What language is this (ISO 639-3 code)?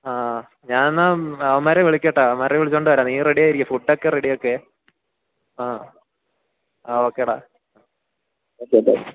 mal